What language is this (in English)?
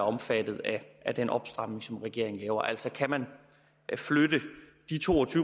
Danish